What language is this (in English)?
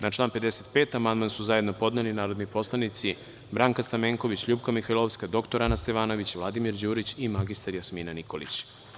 Serbian